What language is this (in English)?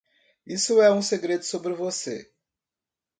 Portuguese